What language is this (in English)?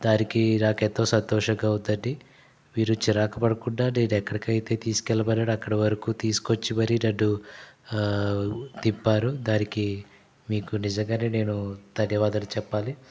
Telugu